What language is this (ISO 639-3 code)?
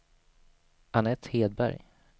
swe